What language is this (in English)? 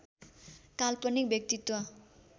Nepali